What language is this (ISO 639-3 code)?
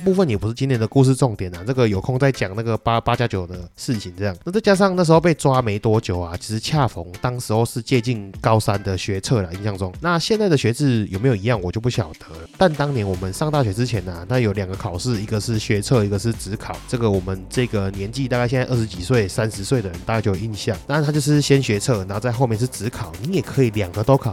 zho